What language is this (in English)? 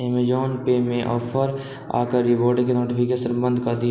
Maithili